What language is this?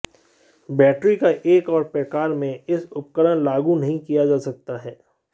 Hindi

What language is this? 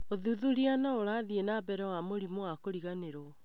Kikuyu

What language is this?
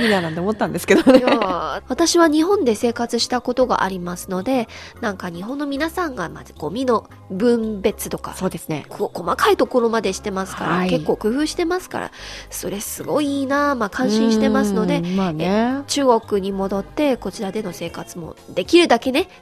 Japanese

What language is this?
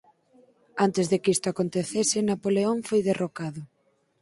Galician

